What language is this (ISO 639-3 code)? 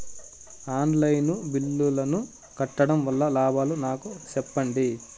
tel